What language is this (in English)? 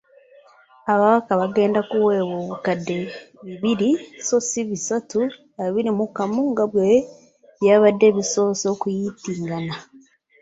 Ganda